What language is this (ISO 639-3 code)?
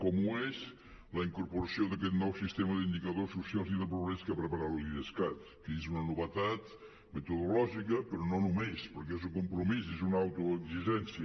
cat